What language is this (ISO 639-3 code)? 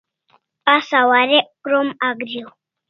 kls